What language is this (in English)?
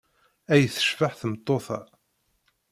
Kabyle